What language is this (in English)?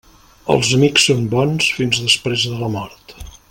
Catalan